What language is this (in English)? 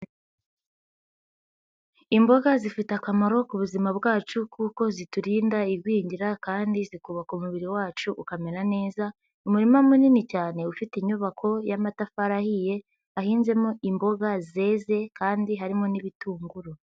Kinyarwanda